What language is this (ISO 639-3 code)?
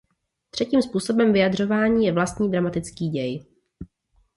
ces